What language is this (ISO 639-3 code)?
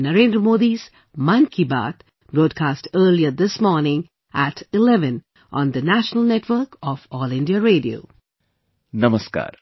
eng